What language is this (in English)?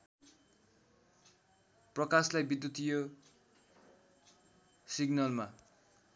Nepali